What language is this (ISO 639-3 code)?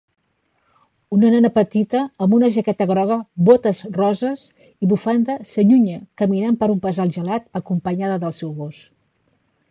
cat